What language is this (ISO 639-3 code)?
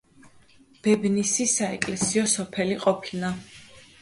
kat